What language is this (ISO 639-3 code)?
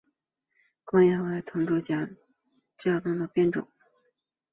zho